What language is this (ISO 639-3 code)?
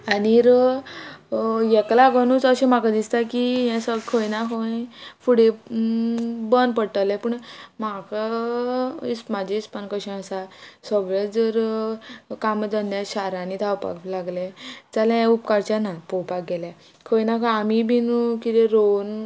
kok